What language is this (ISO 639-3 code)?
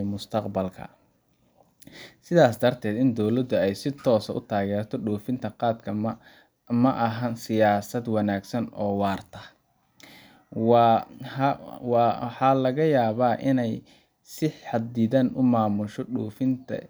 som